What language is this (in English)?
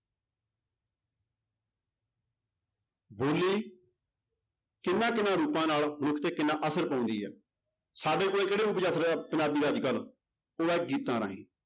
Punjabi